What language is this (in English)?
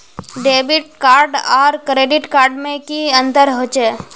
Magahi